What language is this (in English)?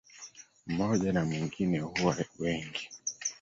Swahili